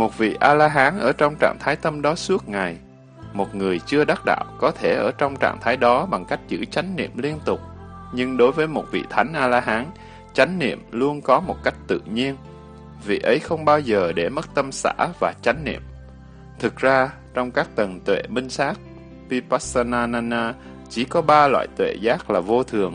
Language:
Vietnamese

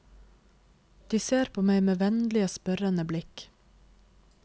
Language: Norwegian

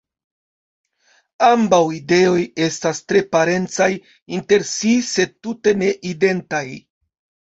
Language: Esperanto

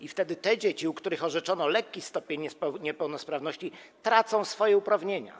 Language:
Polish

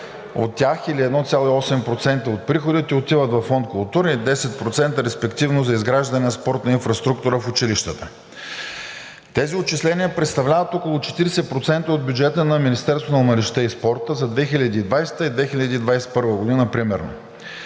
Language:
Bulgarian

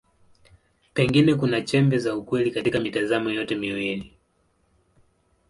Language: Swahili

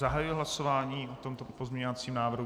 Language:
Czech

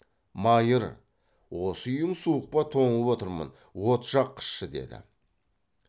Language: Kazakh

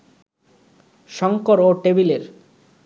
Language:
Bangla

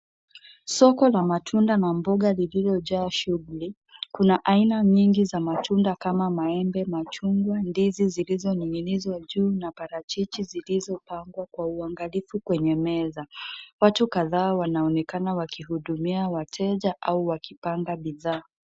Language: Swahili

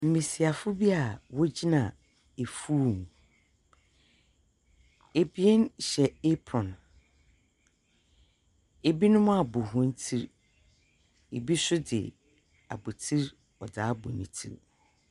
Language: Akan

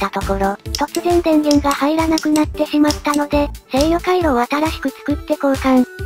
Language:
Japanese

